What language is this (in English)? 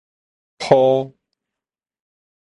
Min Nan Chinese